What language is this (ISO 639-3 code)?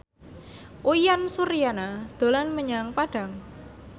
jav